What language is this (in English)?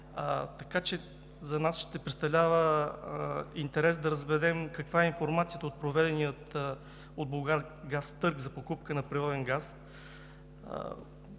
Bulgarian